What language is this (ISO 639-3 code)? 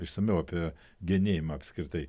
lit